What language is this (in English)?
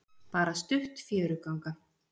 Icelandic